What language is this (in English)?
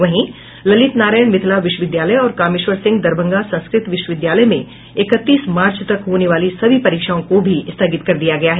Hindi